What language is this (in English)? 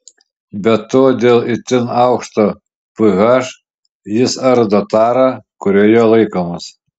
Lithuanian